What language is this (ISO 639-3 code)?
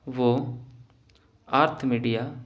urd